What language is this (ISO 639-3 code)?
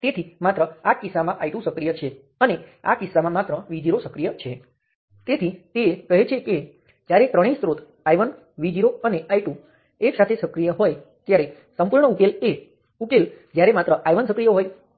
guj